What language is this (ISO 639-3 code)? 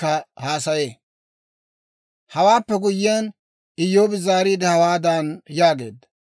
dwr